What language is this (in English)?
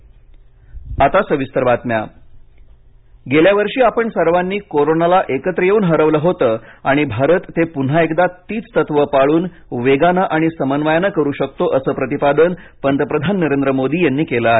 Marathi